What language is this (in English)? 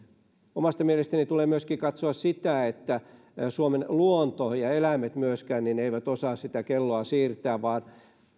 Finnish